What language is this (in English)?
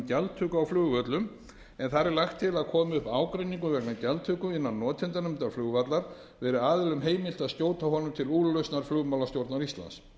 Icelandic